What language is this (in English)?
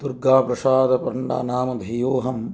Sanskrit